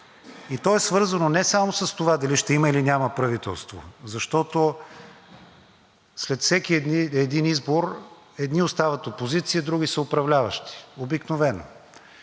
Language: Bulgarian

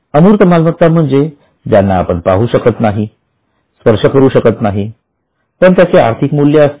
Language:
Marathi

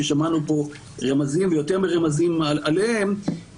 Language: Hebrew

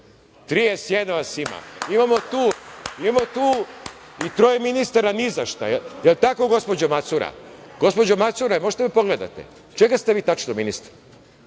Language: Serbian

